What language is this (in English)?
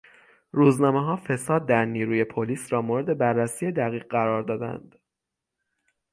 Persian